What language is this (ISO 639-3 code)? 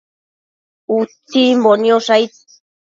mcf